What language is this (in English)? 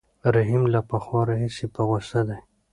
Pashto